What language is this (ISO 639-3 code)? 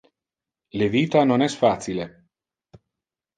ina